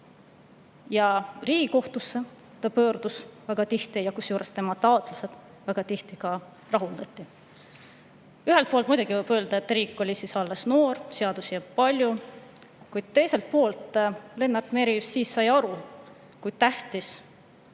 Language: Estonian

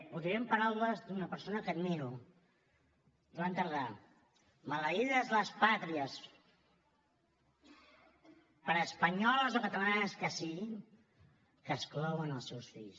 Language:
Catalan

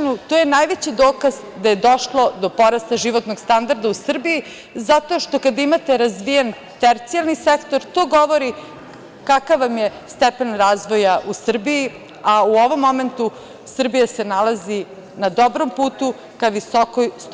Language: Serbian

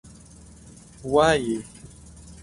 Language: Pashto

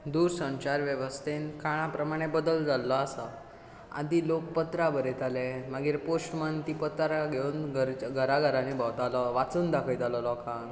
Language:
Konkani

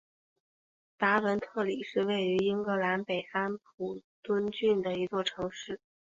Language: Chinese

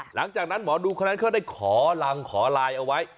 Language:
Thai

